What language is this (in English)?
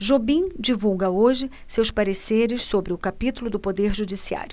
Portuguese